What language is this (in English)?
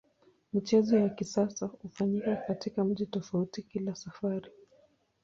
Swahili